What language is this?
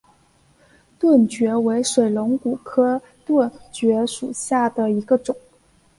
Chinese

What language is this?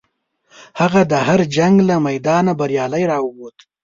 Pashto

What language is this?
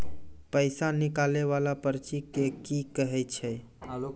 Maithili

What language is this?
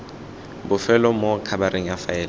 Tswana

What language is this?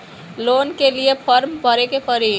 Bhojpuri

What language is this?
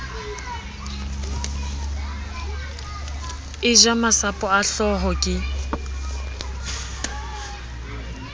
Southern Sotho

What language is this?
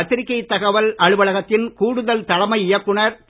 Tamil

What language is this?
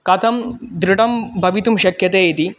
Sanskrit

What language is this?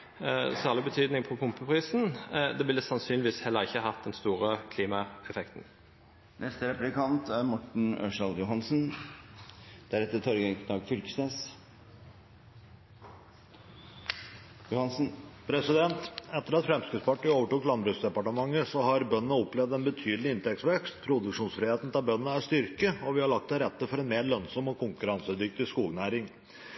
Norwegian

